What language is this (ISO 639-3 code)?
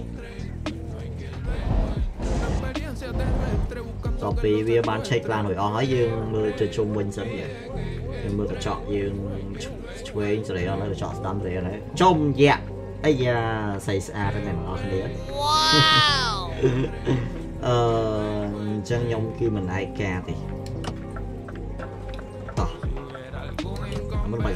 vie